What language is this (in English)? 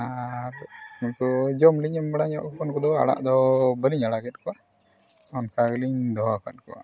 Santali